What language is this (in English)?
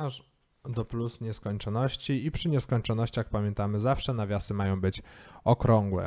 Polish